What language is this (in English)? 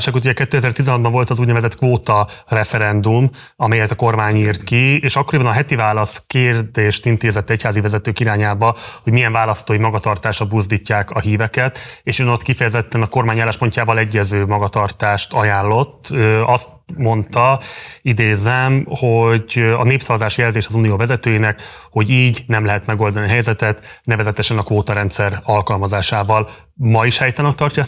Hungarian